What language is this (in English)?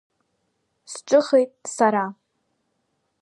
Abkhazian